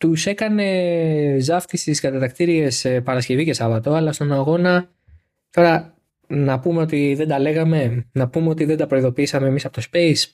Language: Greek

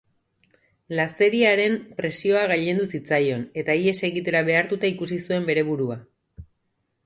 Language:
Basque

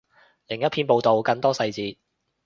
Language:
Cantonese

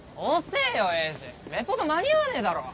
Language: Japanese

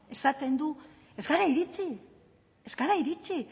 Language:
Basque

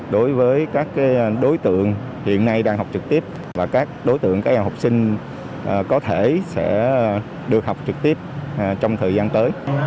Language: Vietnamese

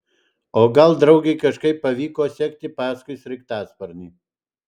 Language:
Lithuanian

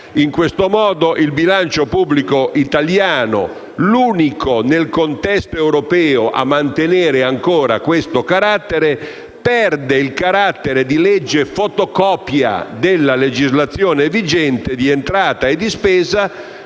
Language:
Italian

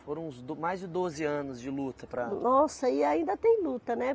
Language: Portuguese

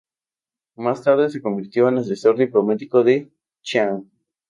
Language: Spanish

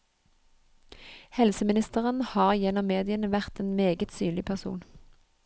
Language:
Norwegian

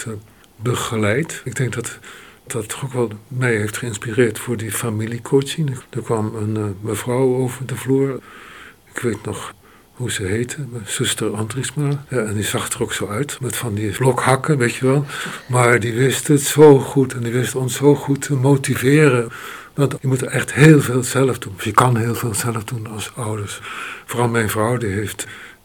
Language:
Dutch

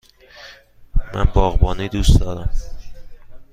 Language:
Persian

